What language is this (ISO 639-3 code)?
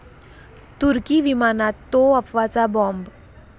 mar